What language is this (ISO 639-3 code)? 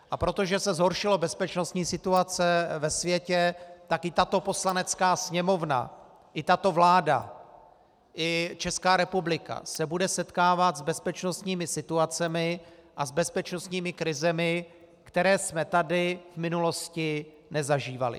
ces